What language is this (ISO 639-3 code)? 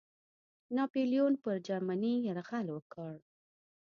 pus